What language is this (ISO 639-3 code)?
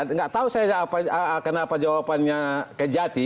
ind